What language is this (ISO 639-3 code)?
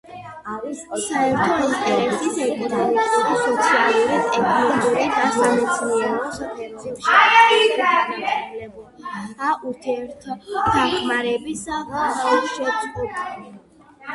kat